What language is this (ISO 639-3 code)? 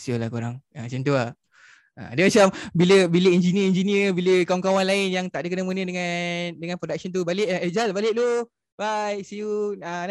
msa